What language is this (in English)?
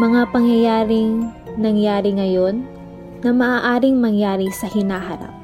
Filipino